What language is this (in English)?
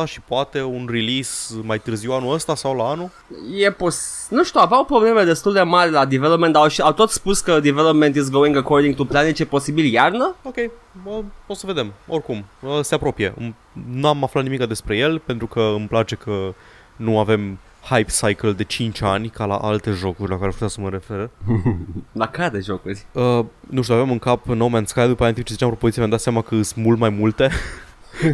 Romanian